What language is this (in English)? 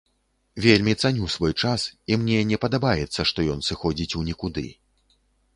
Belarusian